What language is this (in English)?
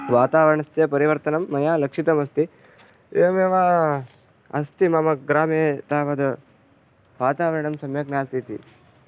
Sanskrit